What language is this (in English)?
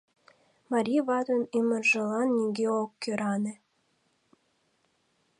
Mari